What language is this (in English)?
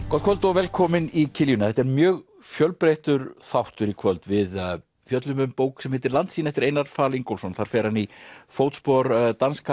Icelandic